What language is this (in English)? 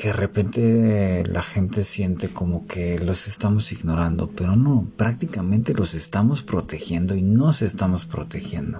Spanish